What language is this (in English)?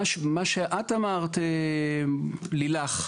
Hebrew